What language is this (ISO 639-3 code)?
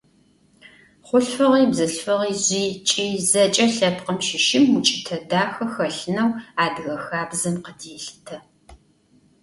ady